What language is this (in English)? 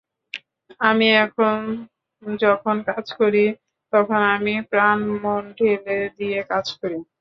Bangla